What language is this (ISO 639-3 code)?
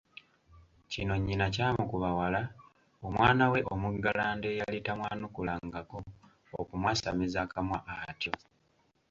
lug